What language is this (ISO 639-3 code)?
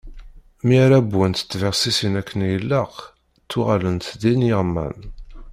kab